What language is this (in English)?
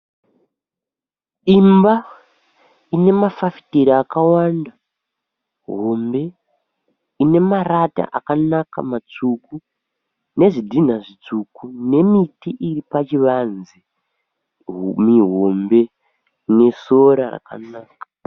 Shona